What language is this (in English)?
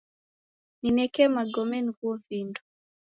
Taita